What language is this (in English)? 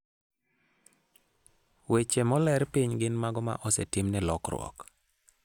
Luo (Kenya and Tanzania)